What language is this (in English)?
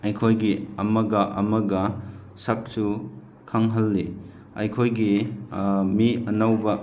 Manipuri